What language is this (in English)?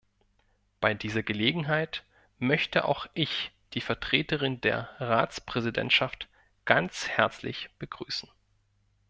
German